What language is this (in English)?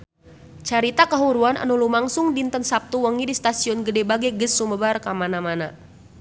Sundanese